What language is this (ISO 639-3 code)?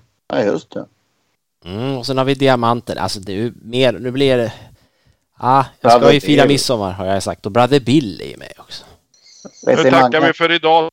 swe